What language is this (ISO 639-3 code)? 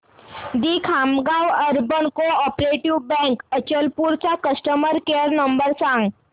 mar